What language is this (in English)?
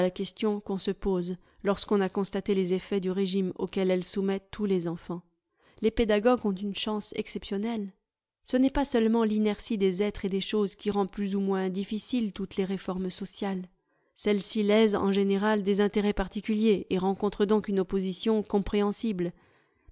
French